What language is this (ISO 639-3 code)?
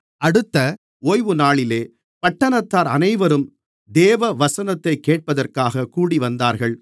tam